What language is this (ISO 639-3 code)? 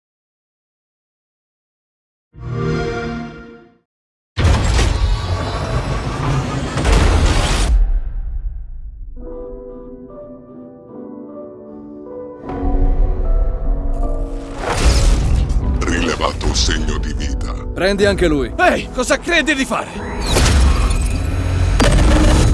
ita